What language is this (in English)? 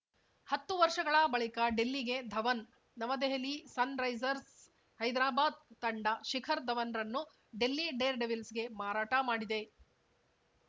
Kannada